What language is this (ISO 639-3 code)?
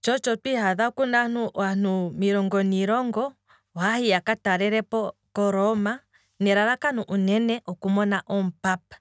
kwm